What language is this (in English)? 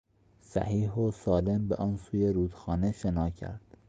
Persian